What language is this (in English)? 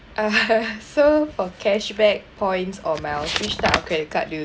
English